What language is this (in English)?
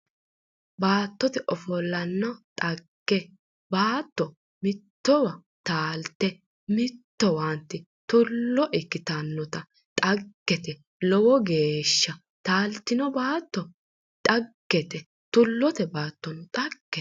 Sidamo